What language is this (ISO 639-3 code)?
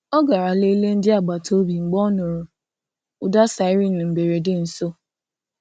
ibo